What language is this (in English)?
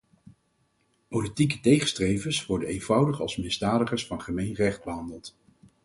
Dutch